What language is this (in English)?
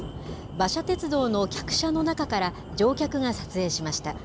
Japanese